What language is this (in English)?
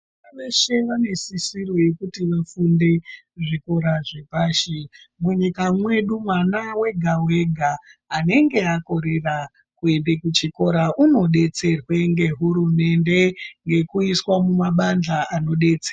Ndau